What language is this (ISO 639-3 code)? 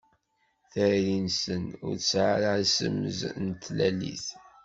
kab